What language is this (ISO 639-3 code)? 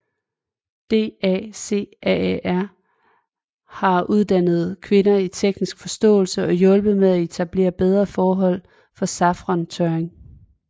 dan